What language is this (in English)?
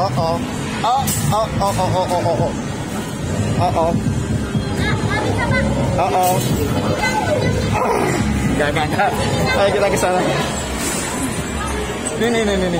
Indonesian